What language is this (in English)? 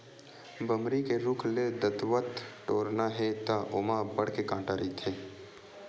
Chhattisgarhi